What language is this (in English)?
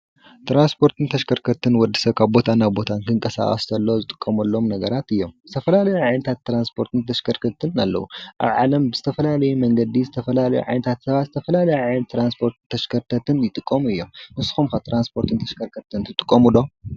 Tigrinya